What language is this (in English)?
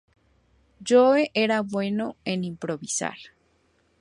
Spanish